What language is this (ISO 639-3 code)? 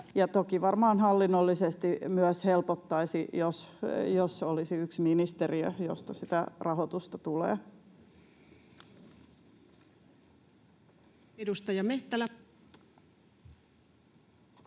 fin